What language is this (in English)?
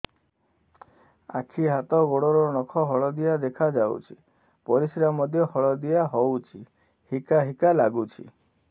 Odia